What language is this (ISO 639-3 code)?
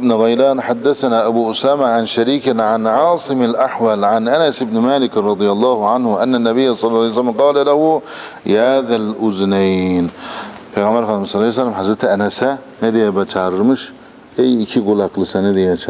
tur